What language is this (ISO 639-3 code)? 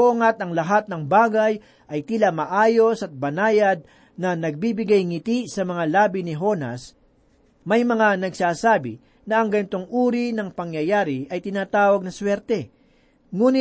fil